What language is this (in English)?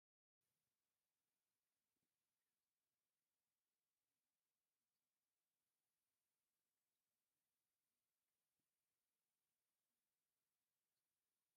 Tigrinya